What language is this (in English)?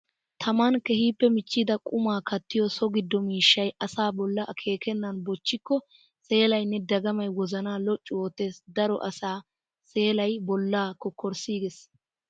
Wolaytta